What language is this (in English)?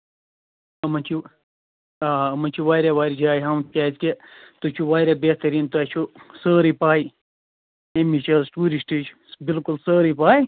Kashmiri